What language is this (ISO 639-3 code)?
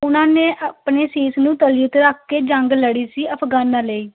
pan